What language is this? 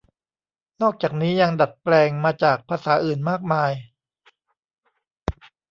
Thai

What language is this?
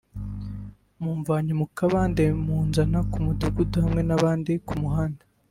Kinyarwanda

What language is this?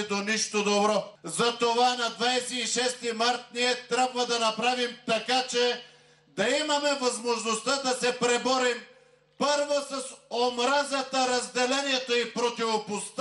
Bulgarian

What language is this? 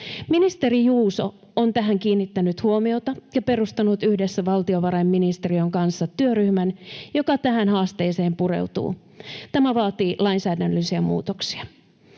Finnish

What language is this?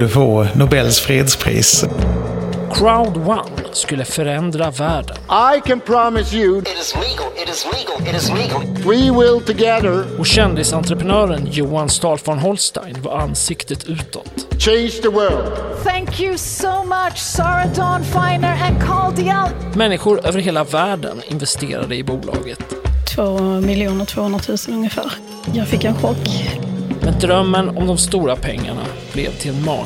Swedish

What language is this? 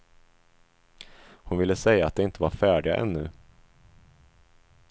Swedish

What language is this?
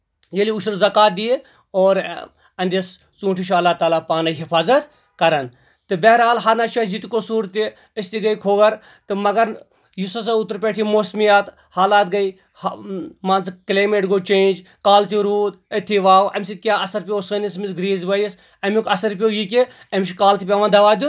Kashmiri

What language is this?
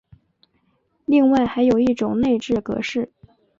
Chinese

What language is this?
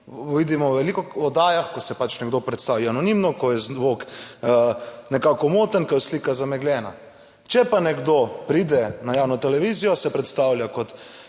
Slovenian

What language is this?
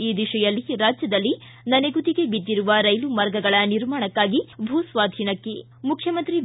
Kannada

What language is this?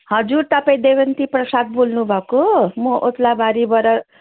Nepali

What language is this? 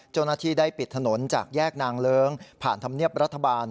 Thai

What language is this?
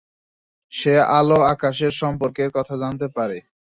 Bangla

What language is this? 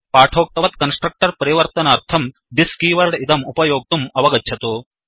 Sanskrit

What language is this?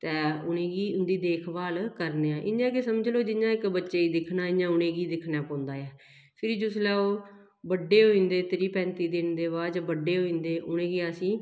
Dogri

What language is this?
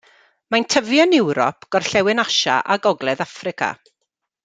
Welsh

